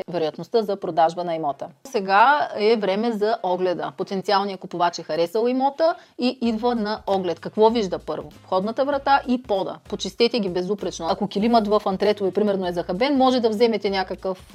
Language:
Bulgarian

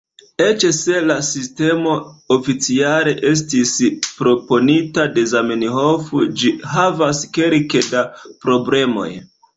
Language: Esperanto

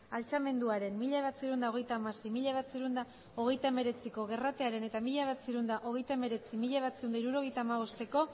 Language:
Basque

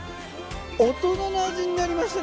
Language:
Japanese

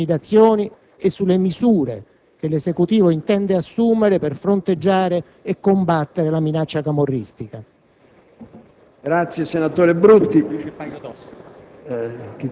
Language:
Italian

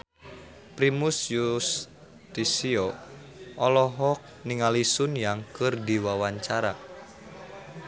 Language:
Sundanese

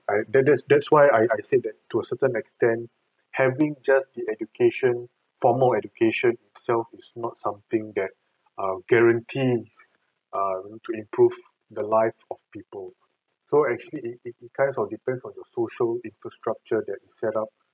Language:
English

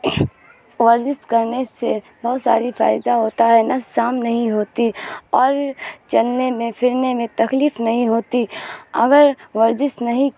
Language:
Urdu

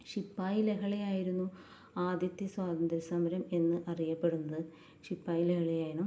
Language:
Malayalam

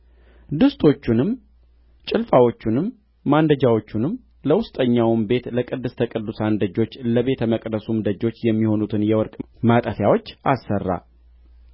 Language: Amharic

